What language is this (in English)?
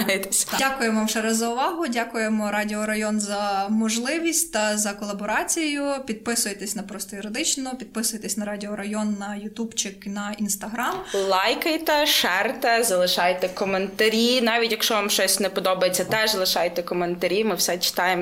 Ukrainian